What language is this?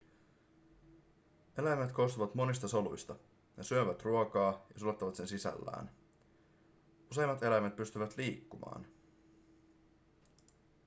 Finnish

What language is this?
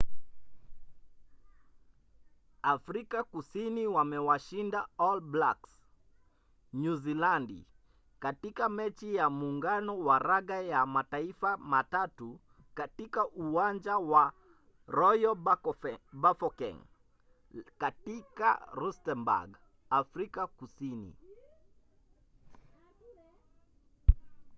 Swahili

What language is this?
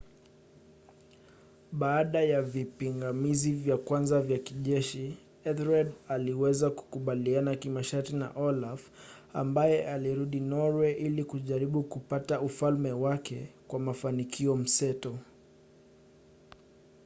Swahili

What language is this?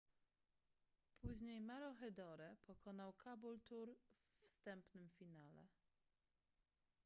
Polish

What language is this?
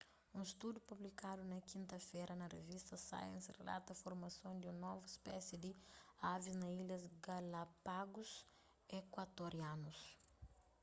Kabuverdianu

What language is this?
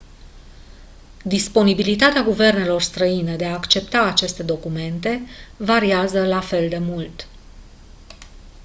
Romanian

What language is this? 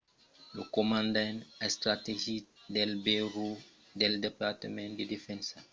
Occitan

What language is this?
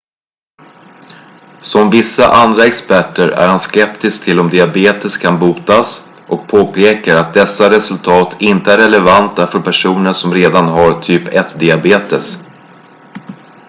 Swedish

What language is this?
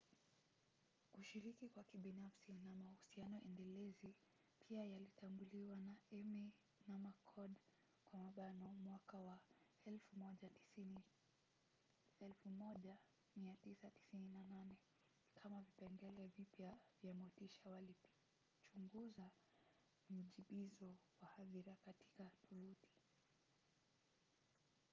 Swahili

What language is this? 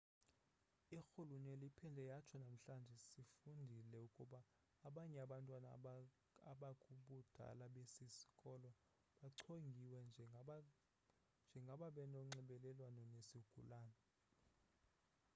Xhosa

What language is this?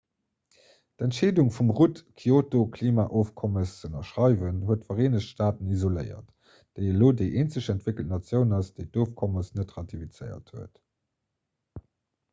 Luxembourgish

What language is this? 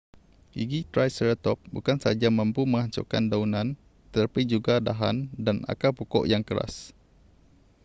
Malay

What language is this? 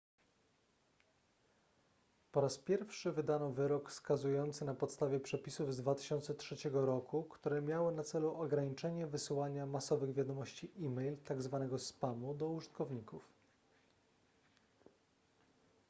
Polish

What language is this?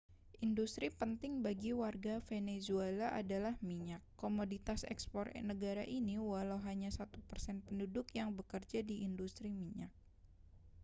Indonesian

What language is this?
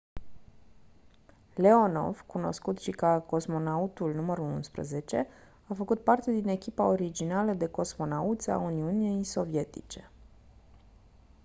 Romanian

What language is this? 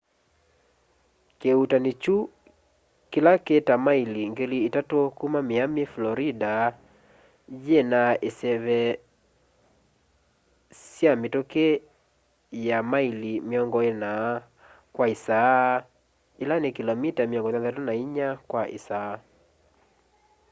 Kamba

